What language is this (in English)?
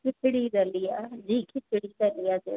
Sindhi